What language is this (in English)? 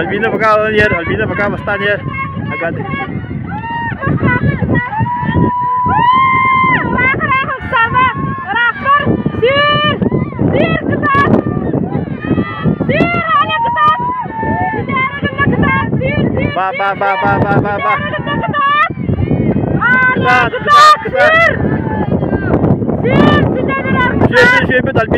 Arabic